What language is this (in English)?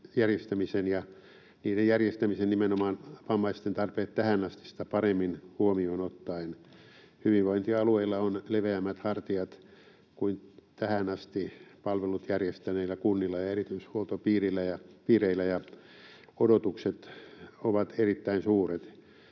Finnish